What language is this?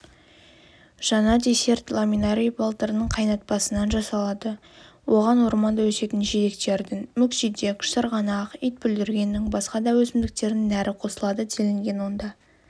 Kazakh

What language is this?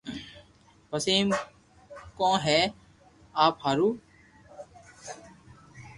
Loarki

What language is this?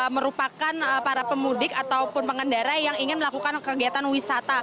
Indonesian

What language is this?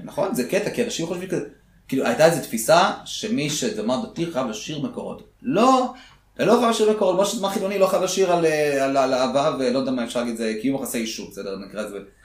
Hebrew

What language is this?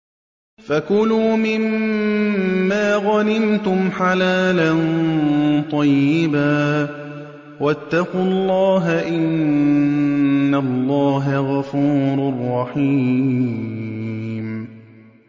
Arabic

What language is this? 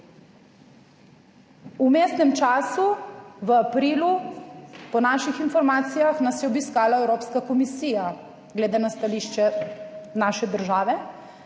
Slovenian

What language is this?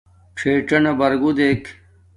Domaaki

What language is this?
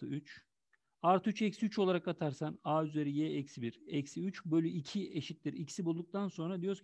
Turkish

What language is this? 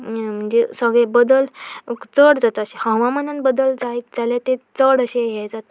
Konkani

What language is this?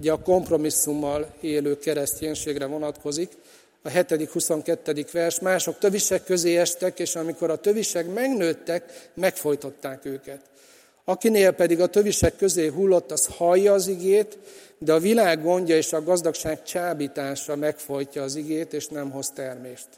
Hungarian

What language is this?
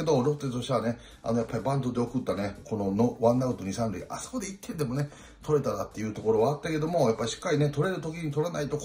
Japanese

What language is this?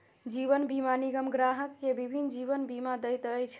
Maithili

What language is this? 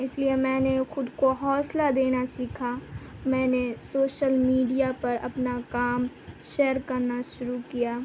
Urdu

